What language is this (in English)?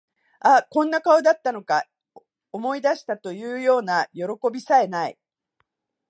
Japanese